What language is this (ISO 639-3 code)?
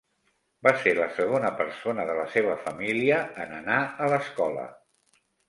cat